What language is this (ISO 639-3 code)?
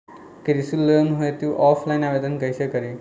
bho